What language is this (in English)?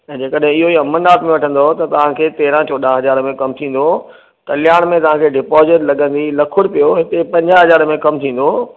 Sindhi